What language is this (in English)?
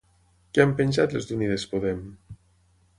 Catalan